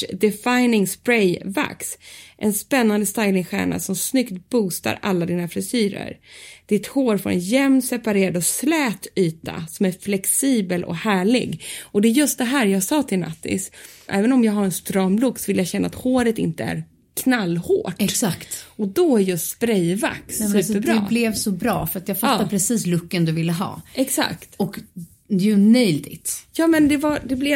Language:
Swedish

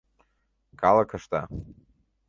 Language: Mari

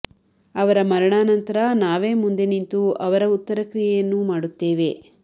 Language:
Kannada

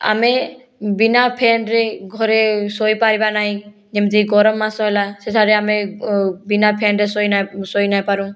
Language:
Odia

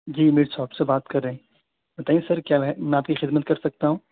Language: Urdu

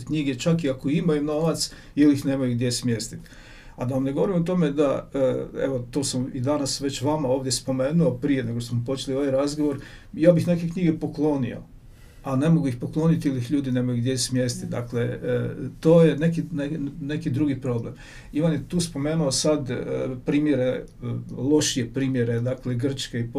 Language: Croatian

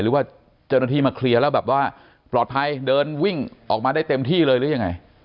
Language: Thai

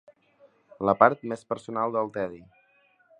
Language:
Catalan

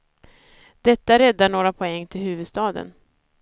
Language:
Swedish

